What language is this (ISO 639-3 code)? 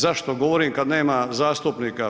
hrv